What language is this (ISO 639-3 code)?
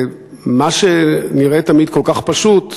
heb